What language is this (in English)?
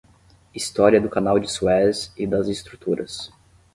Portuguese